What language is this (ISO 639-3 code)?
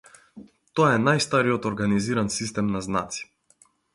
mkd